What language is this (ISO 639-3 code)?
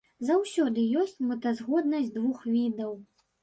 bel